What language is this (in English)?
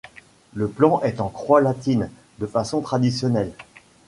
French